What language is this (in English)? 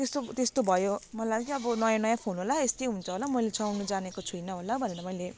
Nepali